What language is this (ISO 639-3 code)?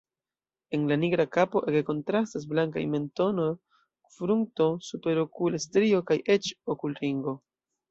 epo